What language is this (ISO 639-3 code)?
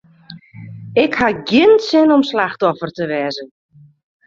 fry